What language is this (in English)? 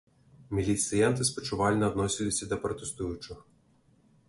Belarusian